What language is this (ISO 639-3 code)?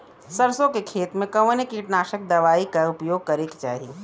bho